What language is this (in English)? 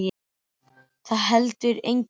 Icelandic